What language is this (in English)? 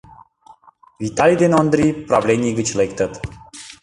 Mari